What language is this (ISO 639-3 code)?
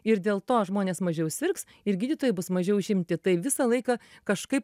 lit